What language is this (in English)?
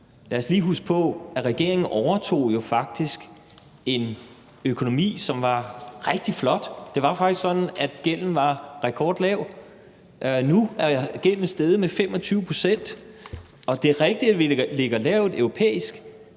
Danish